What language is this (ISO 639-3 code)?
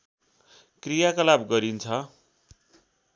nep